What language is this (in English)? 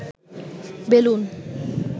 Bangla